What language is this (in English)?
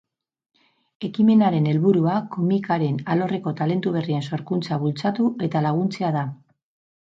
Basque